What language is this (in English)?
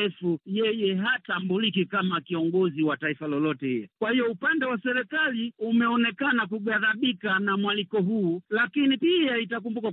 Swahili